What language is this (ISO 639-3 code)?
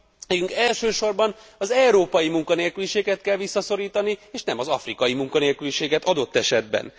hun